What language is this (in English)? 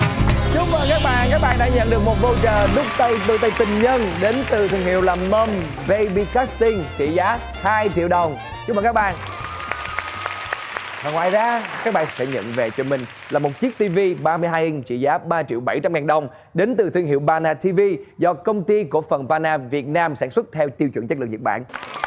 Vietnamese